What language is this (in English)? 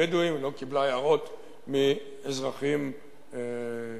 Hebrew